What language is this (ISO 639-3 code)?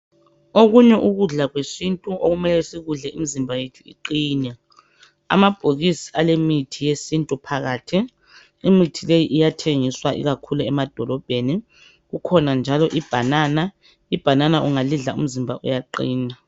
nde